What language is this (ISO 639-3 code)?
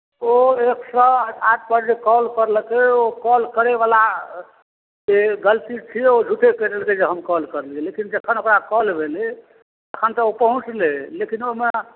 mai